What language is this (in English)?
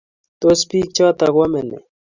Kalenjin